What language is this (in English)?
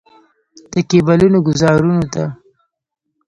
Pashto